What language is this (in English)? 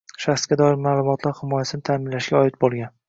Uzbek